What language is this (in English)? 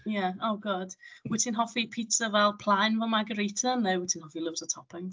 Welsh